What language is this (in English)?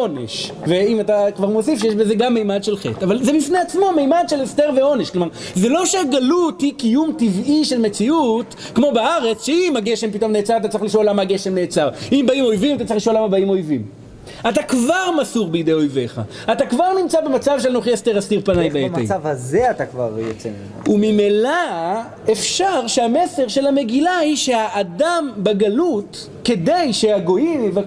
Hebrew